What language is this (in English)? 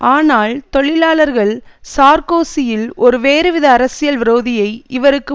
Tamil